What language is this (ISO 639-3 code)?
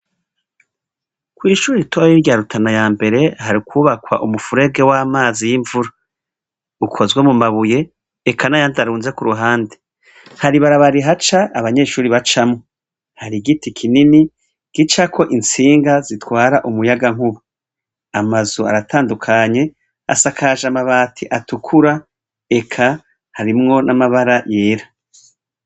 run